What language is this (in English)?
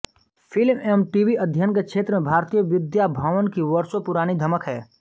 Hindi